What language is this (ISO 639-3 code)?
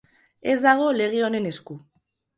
eus